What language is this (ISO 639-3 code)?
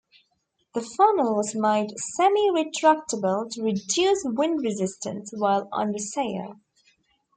eng